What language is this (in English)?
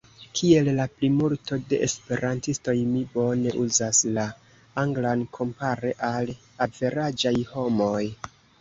Esperanto